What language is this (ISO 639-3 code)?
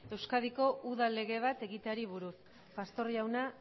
eus